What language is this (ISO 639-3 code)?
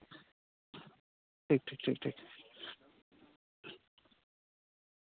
sat